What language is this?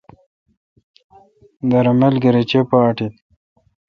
Kalkoti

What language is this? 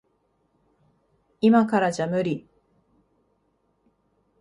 Japanese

